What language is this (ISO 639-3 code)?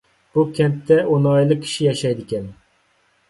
uig